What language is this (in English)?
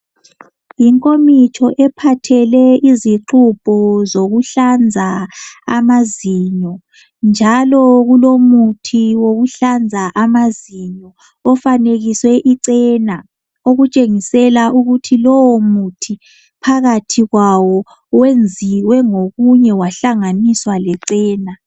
North Ndebele